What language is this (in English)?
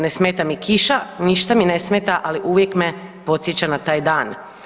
Croatian